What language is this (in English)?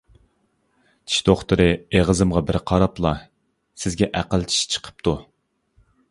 Uyghur